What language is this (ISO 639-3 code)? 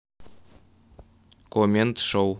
rus